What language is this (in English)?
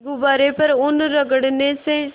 Hindi